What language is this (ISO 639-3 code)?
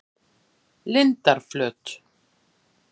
isl